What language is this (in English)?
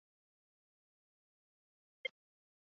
Chinese